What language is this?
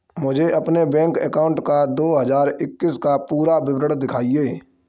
Hindi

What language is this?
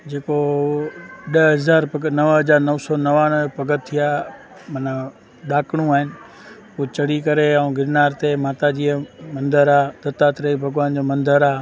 Sindhi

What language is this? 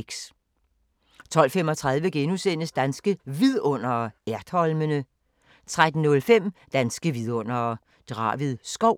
Danish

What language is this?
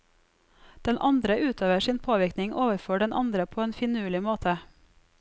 Norwegian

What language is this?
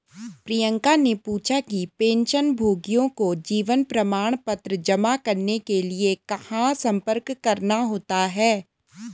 Hindi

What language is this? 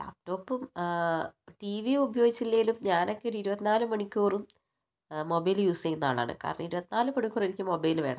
Malayalam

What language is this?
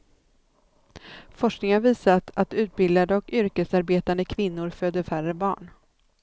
Swedish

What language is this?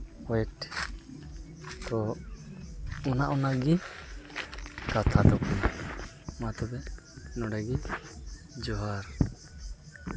Santali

